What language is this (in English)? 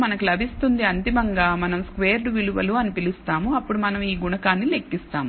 Telugu